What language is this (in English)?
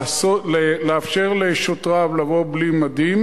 Hebrew